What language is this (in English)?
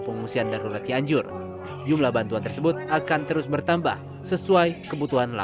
Indonesian